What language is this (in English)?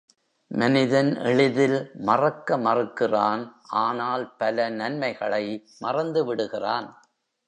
Tamil